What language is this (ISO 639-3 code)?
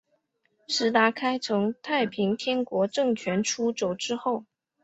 zho